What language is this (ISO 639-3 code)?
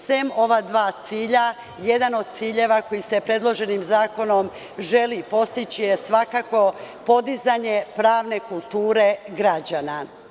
srp